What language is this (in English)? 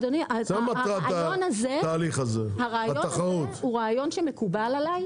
Hebrew